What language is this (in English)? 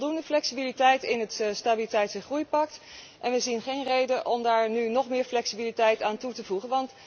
Dutch